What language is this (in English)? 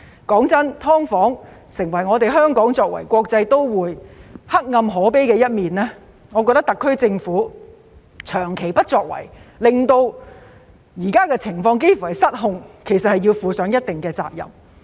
Cantonese